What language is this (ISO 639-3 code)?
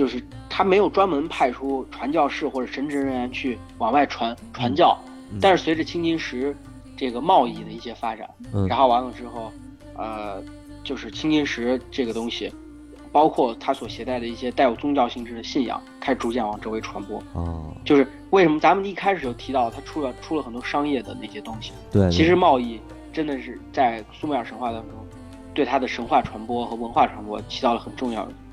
zho